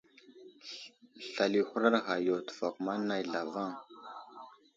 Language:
Wuzlam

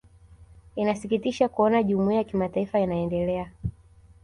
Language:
Swahili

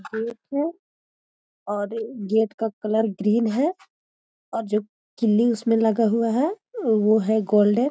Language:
Magahi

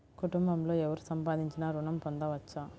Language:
Telugu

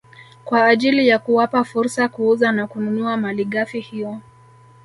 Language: Swahili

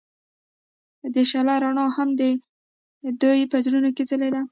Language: Pashto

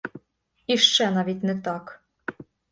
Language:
Ukrainian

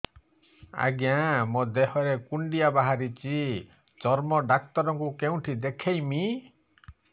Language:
Odia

